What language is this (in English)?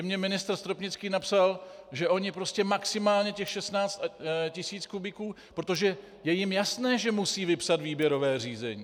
Czech